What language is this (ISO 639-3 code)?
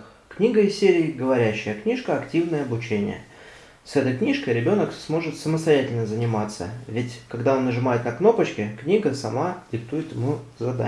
rus